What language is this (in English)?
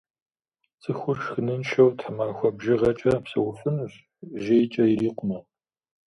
Kabardian